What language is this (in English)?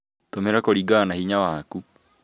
Kikuyu